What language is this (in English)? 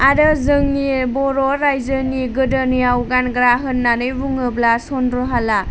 Bodo